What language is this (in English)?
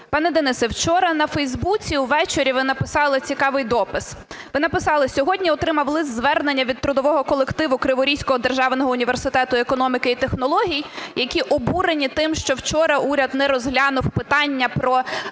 Ukrainian